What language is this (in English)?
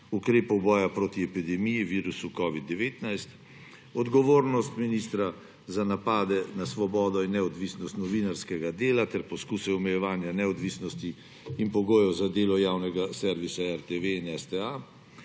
Slovenian